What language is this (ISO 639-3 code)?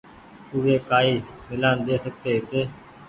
gig